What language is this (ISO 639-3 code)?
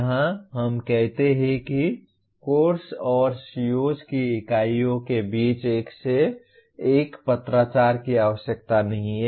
hin